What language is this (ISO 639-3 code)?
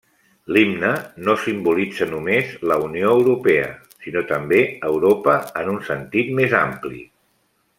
cat